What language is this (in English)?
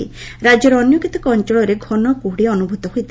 Odia